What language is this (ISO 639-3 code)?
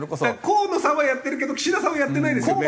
jpn